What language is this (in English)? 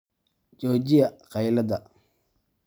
Somali